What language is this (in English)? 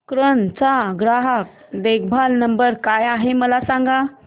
Marathi